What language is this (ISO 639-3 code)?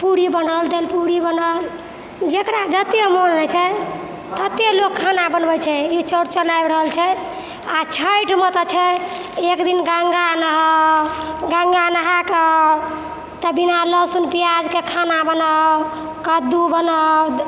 mai